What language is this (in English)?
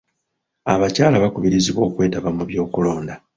Ganda